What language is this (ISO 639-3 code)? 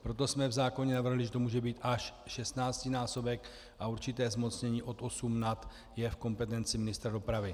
ces